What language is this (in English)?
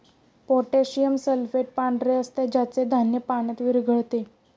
Marathi